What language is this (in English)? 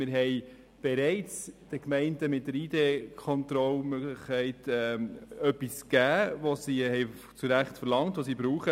Swiss German